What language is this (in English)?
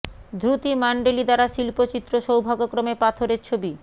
Bangla